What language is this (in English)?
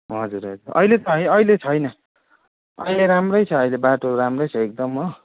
Nepali